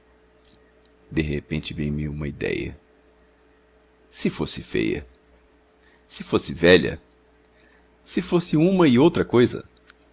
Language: Portuguese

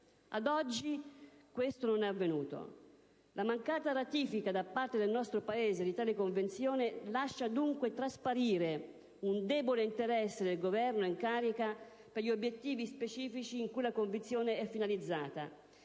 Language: Italian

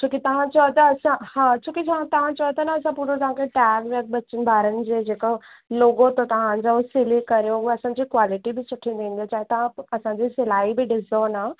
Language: Sindhi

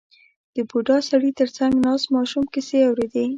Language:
Pashto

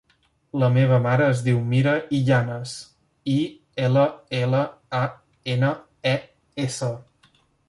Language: Catalan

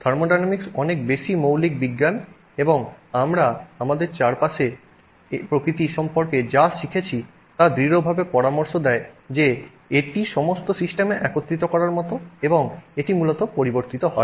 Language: Bangla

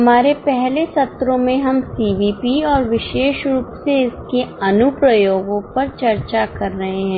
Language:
Hindi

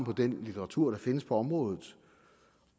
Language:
Danish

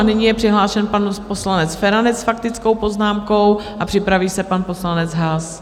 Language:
Czech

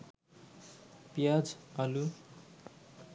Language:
Bangla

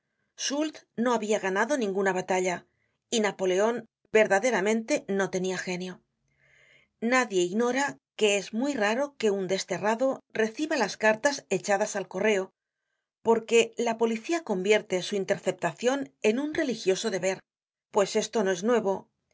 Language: Spanish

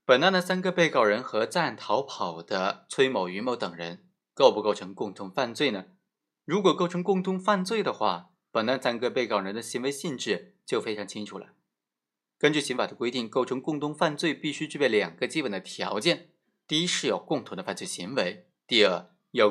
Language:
Chinese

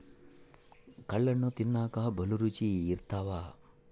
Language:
Kannada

